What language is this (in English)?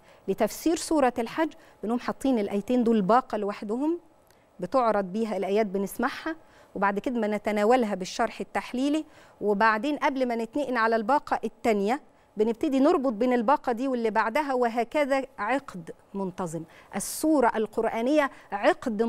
Arabic